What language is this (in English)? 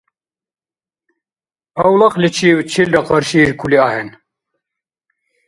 Dargwa